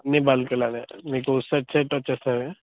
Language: Telugu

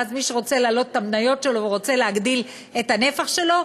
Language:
Hebrew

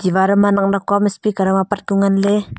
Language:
Wancho Naga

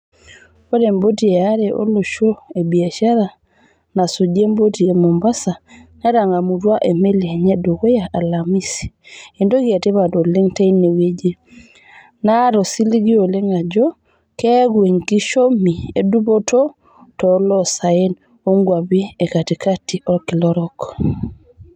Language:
Masai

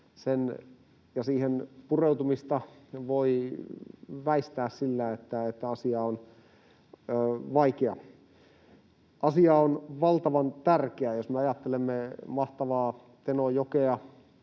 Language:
Finnish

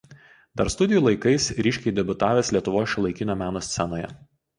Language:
Lithuanian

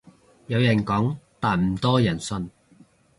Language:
Cantonese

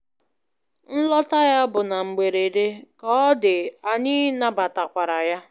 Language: Igbo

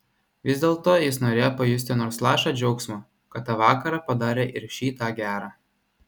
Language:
Lithuanian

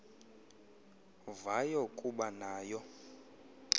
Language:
Xhosa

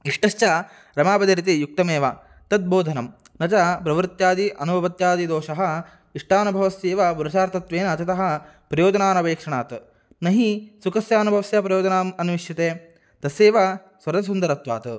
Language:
Sanskrit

